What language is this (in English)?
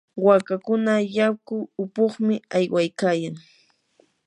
Yanahuanca Pasco Quechua